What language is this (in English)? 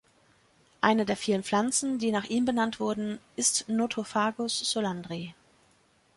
German